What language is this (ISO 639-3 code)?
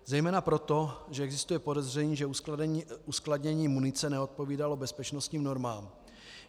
ces